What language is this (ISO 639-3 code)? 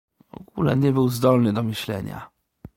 pol